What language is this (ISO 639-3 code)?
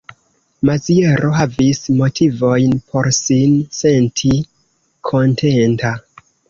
epo